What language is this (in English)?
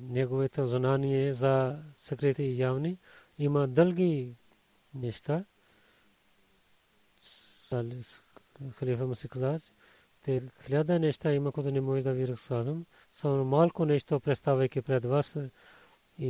Bulgarian